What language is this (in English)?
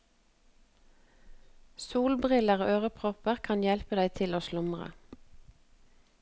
Norwegian